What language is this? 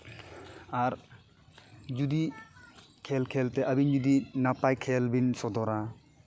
Santali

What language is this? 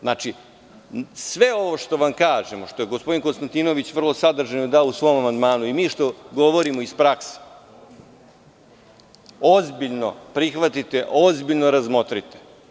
Serbian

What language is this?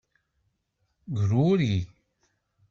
Kabyle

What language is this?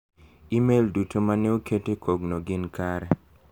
Luo (Kenya and Tanzania)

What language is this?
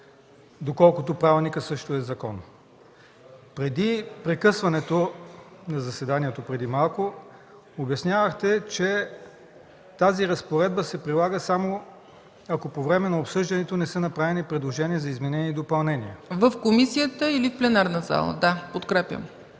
Bulgarian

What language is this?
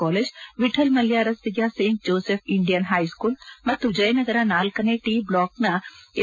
Kannada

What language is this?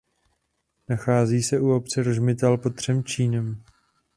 Czech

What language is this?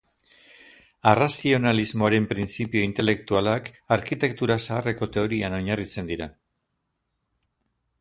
Basque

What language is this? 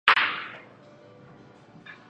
Chinese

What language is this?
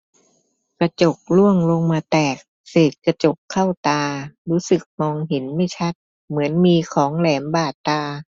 Thai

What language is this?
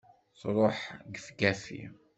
Kabyle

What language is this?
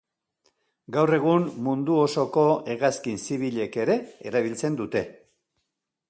Basque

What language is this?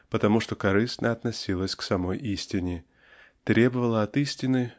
Russian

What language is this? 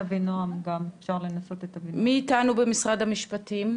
Hebrew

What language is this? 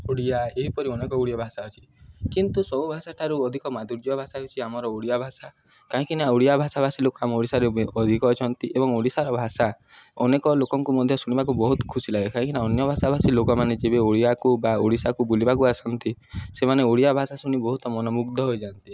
Odia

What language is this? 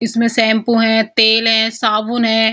Hindi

